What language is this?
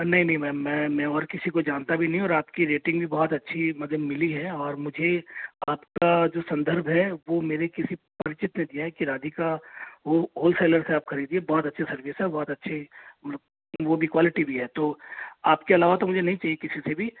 Hindi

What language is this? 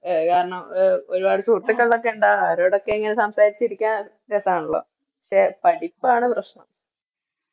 Malayalam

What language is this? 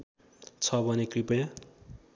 Nepali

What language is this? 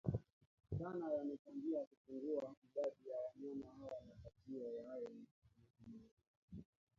Swahili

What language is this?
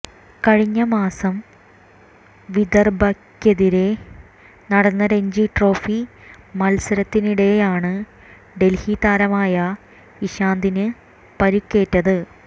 Malayalam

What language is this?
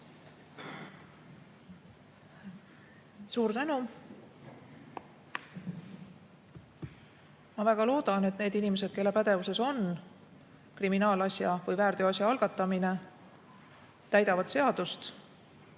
Estonian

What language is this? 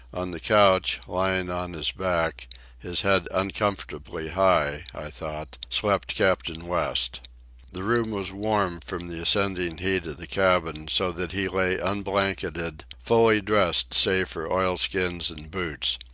English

